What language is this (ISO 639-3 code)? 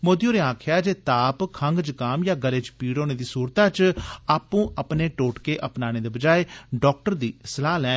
doi